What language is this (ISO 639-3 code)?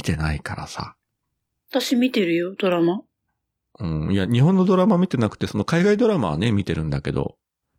jpn